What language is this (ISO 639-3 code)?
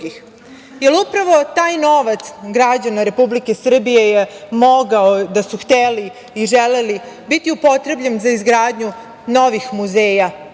srp